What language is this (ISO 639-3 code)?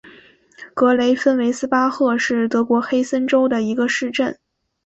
zho